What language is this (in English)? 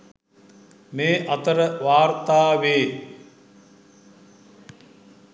Sinhala